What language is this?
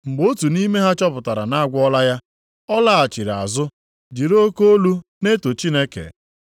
Igbo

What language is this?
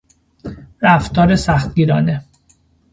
Persian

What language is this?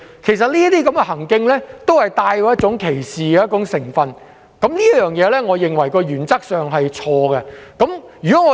Cantonese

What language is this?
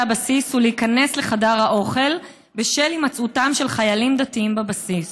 Hebrew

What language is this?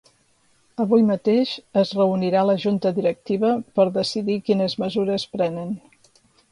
Catalan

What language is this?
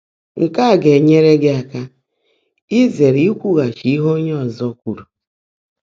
Igbo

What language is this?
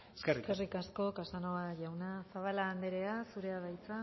Basque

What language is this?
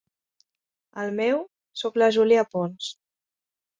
Catalan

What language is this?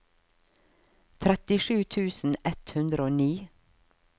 Norwegian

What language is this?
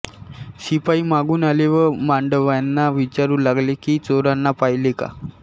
Marathi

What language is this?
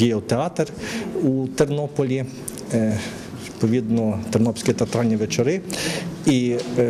Russian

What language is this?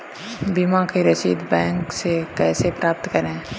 Hindi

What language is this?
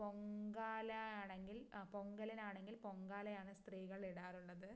Malayalam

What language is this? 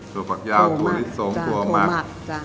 Thai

